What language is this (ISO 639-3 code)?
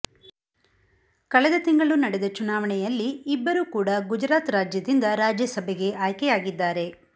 kan